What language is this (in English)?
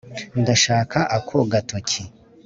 Kinyarwanda